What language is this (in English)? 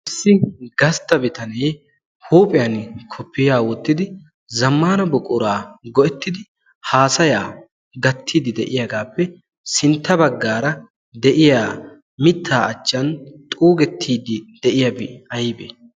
Wolaytta